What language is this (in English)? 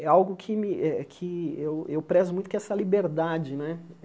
Portuguese